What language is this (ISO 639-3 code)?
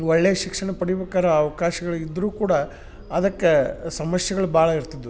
kan